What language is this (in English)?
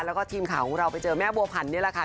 Thai